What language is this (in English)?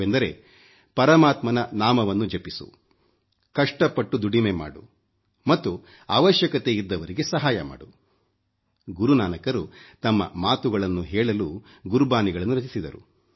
Kannada